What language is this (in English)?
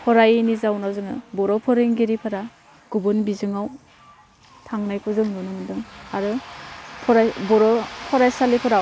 Bodo